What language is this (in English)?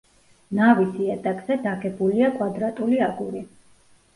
Georgian